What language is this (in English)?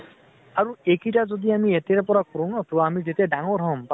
Assamese